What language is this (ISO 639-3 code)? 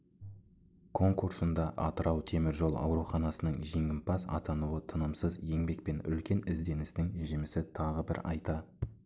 kaz